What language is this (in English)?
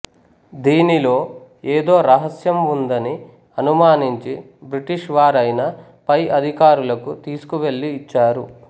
Telugu